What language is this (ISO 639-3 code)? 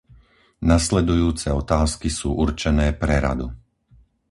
slk